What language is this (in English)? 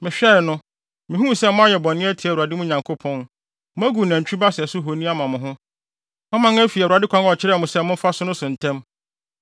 Akan